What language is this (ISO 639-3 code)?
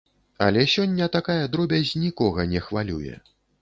bel